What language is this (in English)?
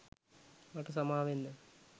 Sinhala